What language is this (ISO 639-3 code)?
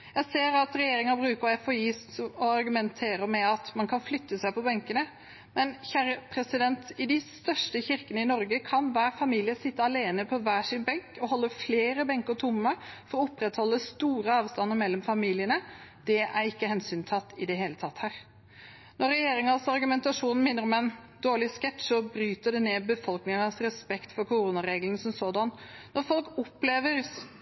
nob